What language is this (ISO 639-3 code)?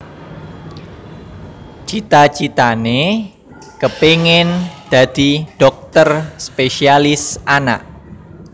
jav